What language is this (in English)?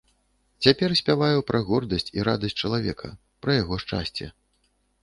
Belarusian